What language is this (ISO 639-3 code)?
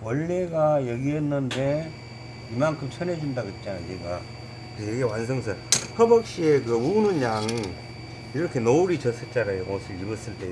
kor